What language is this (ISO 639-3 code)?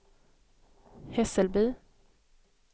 swe